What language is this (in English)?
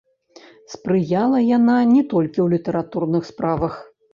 Belarusian